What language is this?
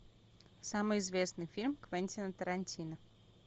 Russian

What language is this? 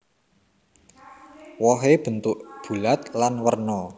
Javanese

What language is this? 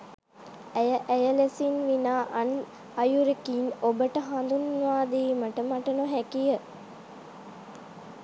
Sinhala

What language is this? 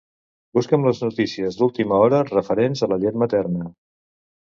Catalan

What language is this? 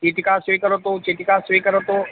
Sanskrit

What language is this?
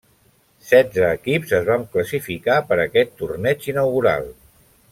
Catalan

